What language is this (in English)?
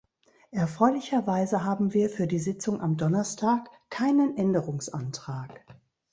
German